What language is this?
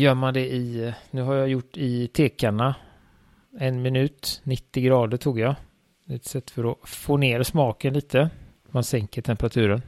Swedish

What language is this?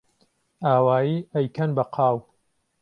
Central Kurdish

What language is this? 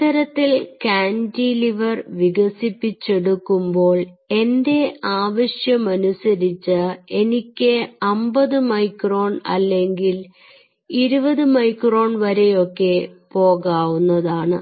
Malayalam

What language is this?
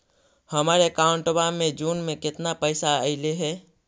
Magahi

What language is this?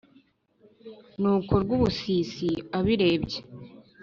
Kinyarwanda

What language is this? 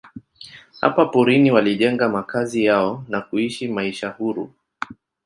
Swahili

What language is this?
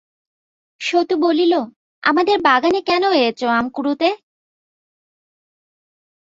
Bangla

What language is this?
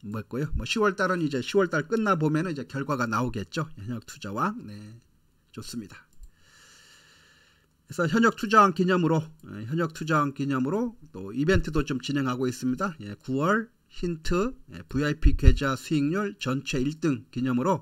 Korean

